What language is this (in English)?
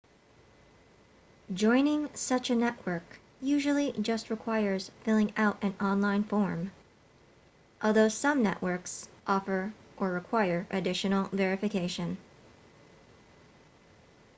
English